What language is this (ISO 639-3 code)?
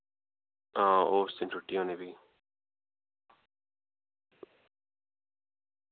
doi